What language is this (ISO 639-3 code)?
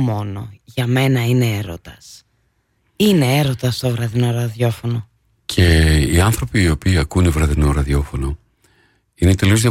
ell